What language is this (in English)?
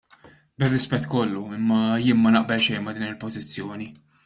Maltese